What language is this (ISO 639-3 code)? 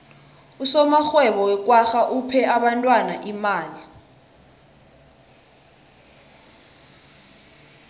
nbl